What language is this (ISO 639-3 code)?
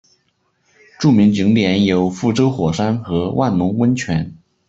zho